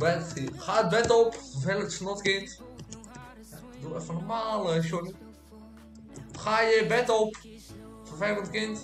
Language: Dutch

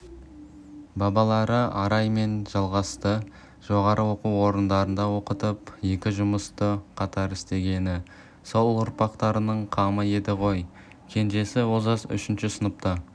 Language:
Kazakh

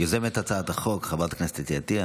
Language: Hebrew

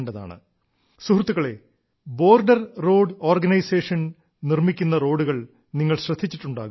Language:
Malayalam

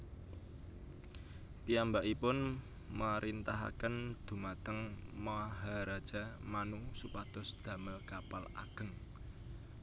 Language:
Javanese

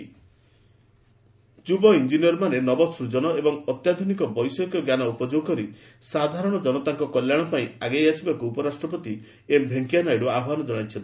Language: Odia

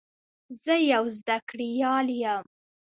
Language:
Pashto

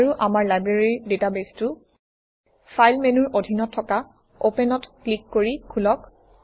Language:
Assamese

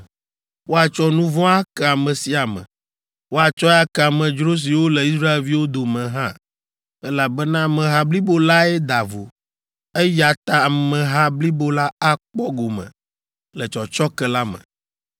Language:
Ewe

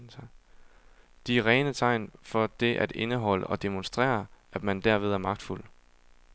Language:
Danish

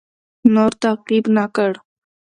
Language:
Pashto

